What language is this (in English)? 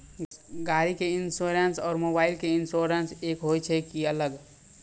Maithili